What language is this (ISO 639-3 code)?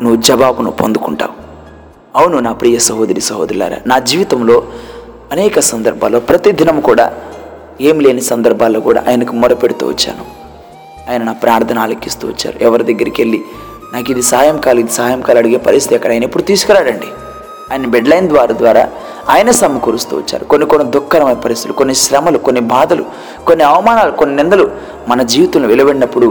tel